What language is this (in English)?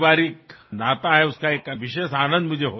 Assamese